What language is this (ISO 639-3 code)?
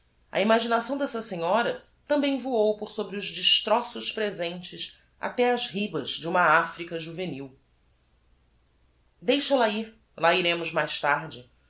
por